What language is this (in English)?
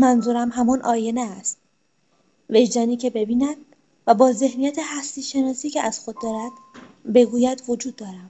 Persian